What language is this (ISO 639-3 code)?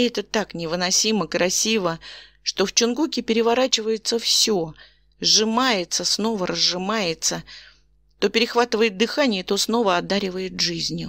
rus